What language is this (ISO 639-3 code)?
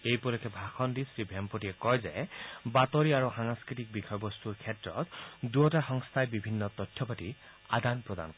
asm